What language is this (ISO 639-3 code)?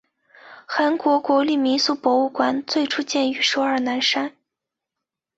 zho